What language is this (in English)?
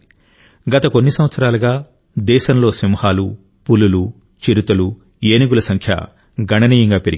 Telugu